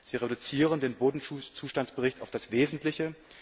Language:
German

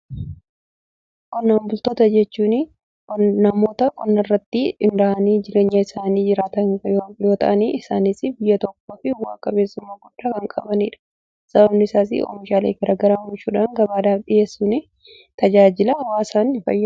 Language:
Oromo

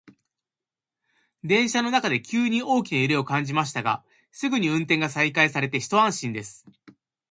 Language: Japanese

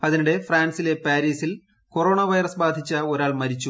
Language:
Malayalam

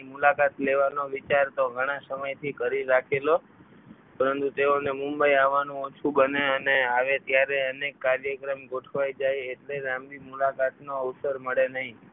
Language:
Gujarati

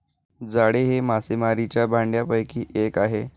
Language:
Marathi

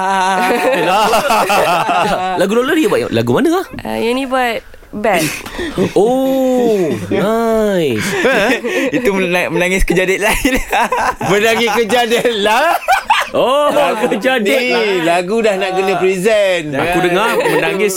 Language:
Malay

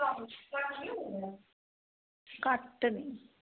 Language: Dogri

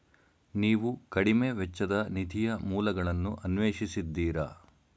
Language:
Kannada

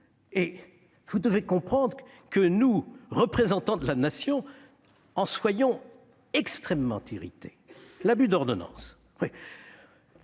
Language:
French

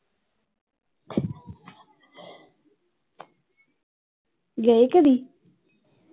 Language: Punjabi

